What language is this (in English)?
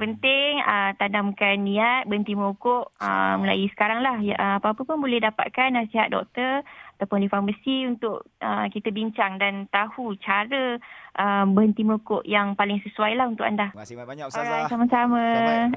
Malay